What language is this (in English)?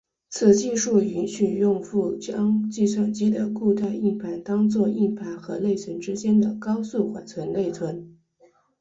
Chinese